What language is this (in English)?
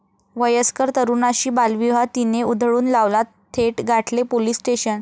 Marathi